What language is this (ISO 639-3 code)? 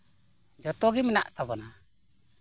sat